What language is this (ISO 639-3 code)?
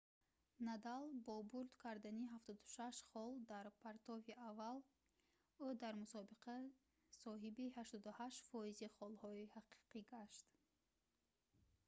tgk